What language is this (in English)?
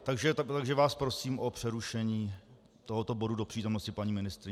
Czech